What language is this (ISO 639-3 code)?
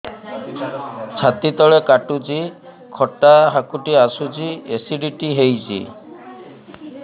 ori